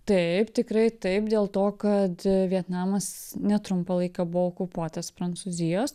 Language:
Lithuanian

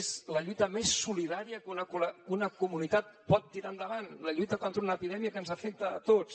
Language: Catalan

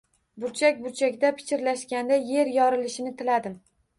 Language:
Uzbek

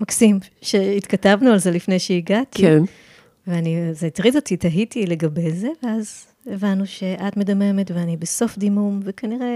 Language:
Hebrew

